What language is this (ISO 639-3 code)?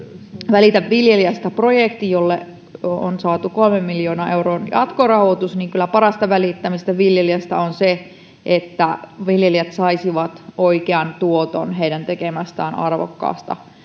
fin